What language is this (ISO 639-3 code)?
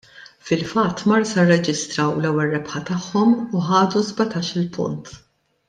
mlt